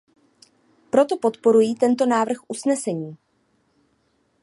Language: Czech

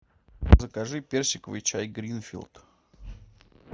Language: Russian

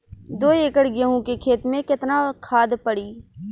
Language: Bhojpuri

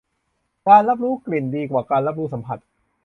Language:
Thai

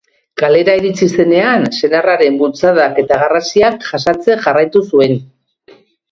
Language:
Basque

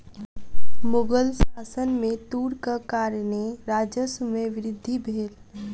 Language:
Maithili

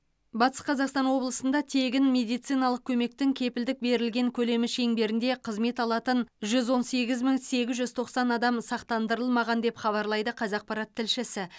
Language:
Kazakh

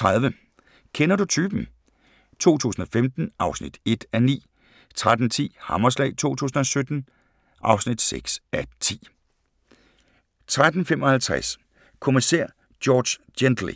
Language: Danish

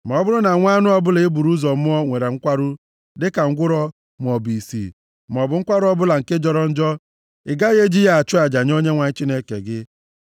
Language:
Igbo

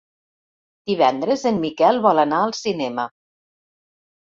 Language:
Catalan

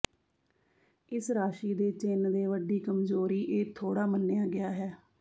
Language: Punjabi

